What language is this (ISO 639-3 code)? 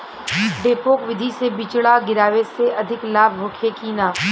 bho